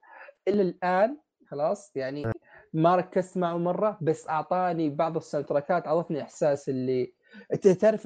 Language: Arabic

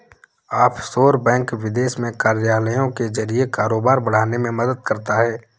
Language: Hindi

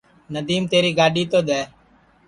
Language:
Sansi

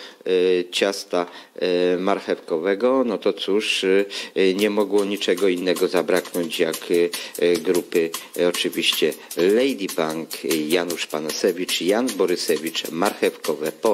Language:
Polish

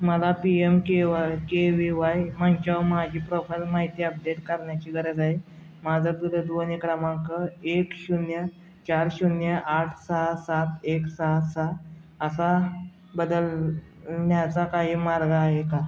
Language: Marathi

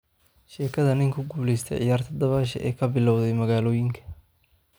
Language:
Somali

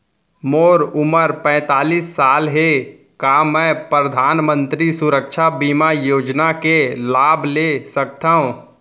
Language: Chhattisgarhi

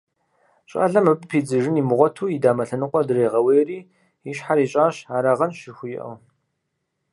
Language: Kabardian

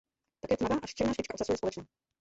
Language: Czech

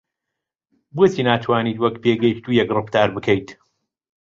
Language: Central Kurdish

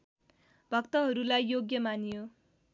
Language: Nepali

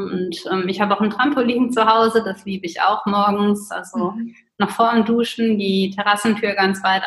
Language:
German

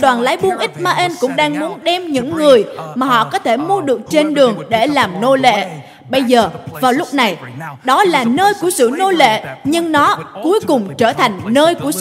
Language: Vietnamese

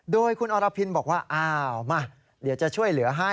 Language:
Thai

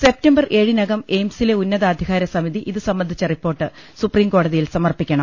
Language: Malayalam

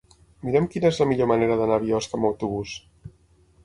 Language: Catalan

